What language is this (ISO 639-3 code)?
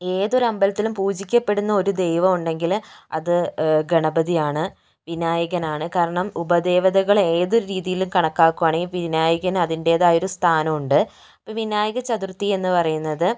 mal